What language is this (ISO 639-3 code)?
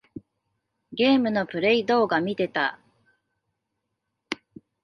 jpn